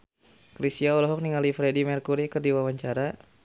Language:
Sundanese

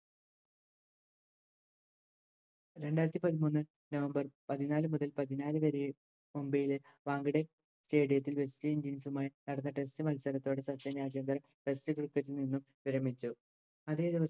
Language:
Malayalam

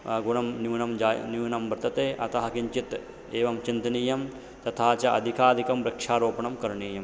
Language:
Sanskrit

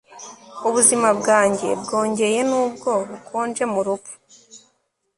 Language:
Kinyarwanda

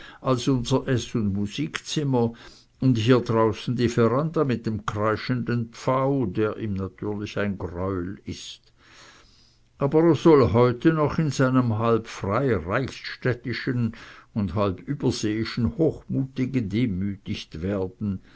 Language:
German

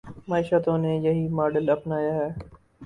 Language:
Urdu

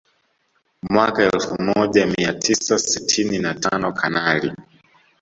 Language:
Swahili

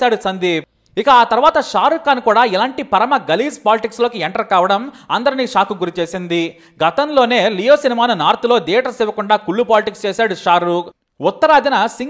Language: Telugu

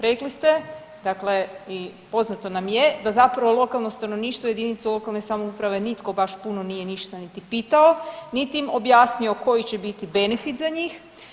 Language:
Croatian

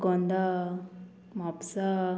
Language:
Konkani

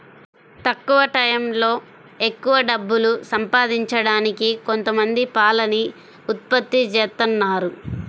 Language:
Telugu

